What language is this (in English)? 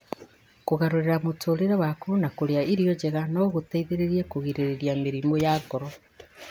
Kikuyu